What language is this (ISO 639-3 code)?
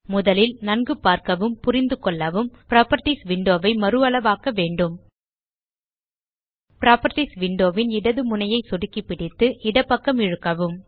tam